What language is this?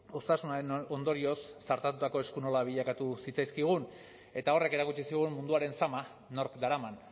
Basque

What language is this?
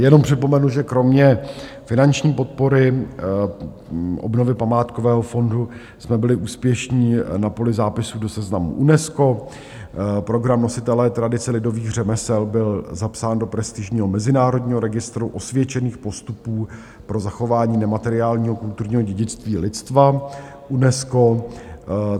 Czech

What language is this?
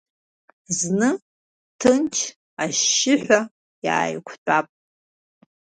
Abkhazian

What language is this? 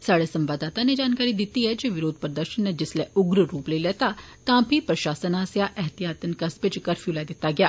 Dogri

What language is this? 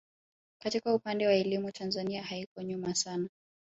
Swahili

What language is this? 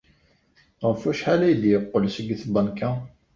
Kabyle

